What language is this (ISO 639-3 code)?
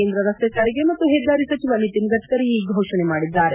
kan